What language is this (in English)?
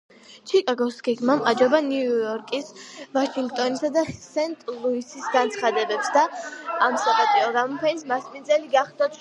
Georgian